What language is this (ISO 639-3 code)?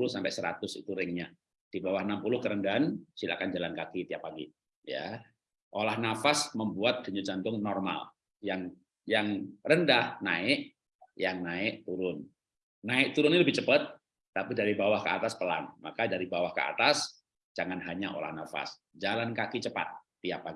ind